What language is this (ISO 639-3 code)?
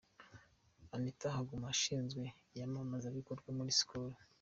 kin